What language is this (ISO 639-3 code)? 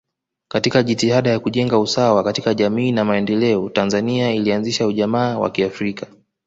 swa